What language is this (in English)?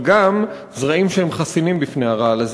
Hebrew